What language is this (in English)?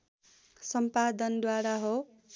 Nepali